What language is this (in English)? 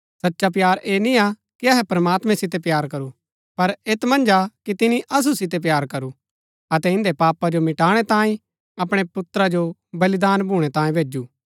Gaddi